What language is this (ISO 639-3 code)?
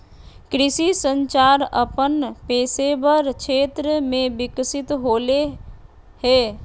mag